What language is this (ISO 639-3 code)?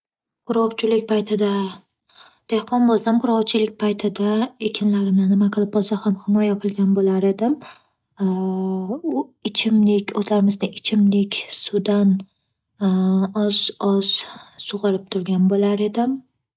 uzb